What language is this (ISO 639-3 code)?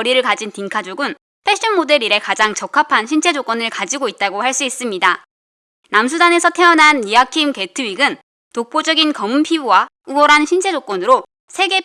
kor